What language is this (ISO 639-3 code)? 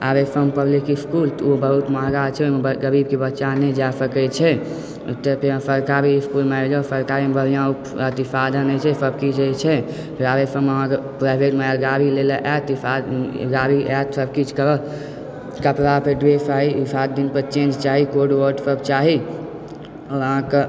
mai